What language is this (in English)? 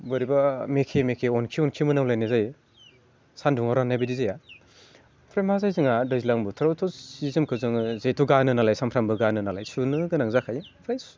Bodo